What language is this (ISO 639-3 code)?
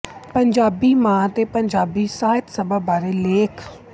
pan